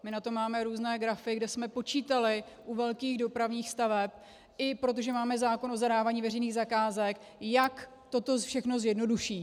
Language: Czech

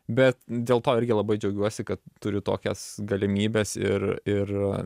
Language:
Lithuanian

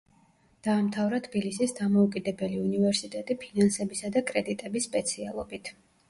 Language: Georgian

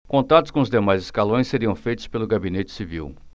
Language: Portuguese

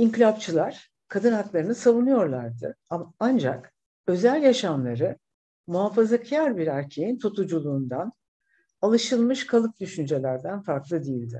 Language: Turkish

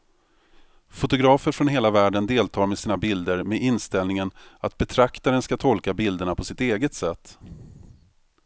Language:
Swedish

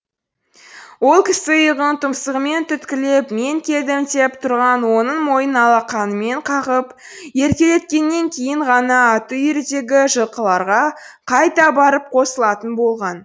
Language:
Kazakh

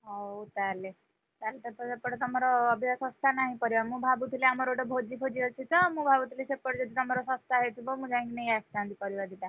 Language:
Odia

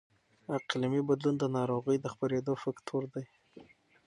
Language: Pashto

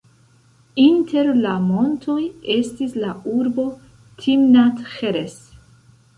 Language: Esperanto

